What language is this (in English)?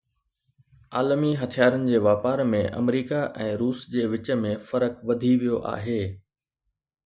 Sindhi